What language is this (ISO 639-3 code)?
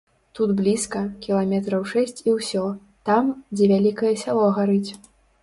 bel